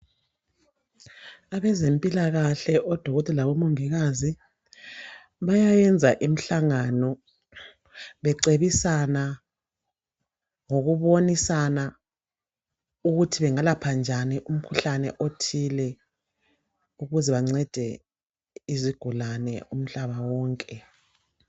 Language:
North Ndebele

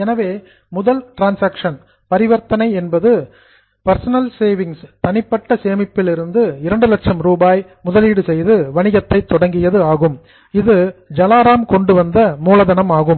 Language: Tamil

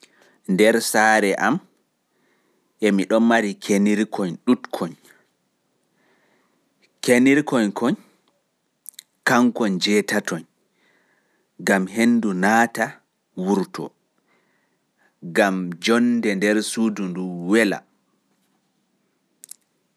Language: Fula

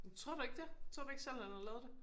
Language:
Danish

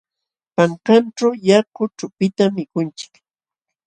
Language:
Jauja Wanca Quechua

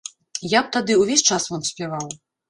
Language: Belarusian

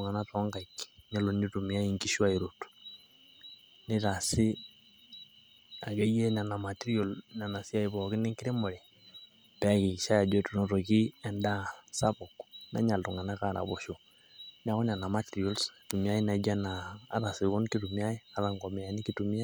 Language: Masai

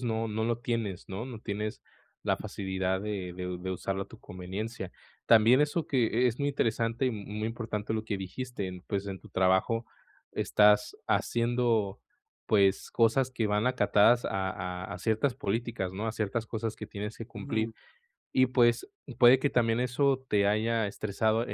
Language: Spanish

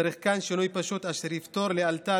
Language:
Hebrew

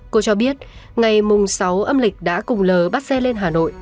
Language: Vietnamese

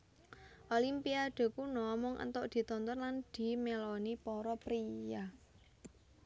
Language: Javanese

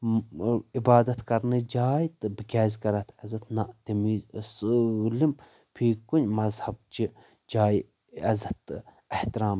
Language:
Kashmiri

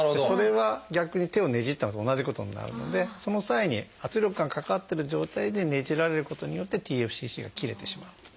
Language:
Japanese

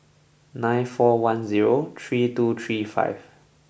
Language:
English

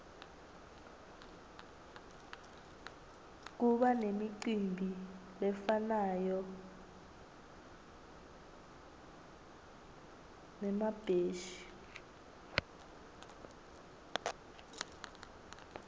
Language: Swati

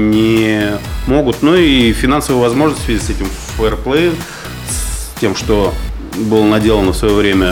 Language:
Russian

